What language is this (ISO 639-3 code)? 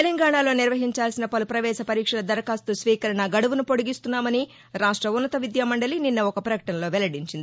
tel